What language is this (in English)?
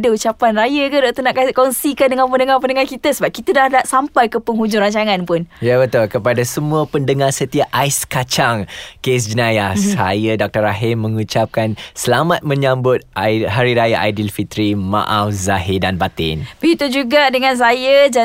Malay